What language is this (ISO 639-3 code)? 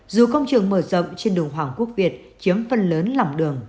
vie